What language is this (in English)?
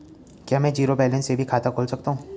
Hindi